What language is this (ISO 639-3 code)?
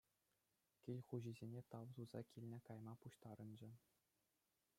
chv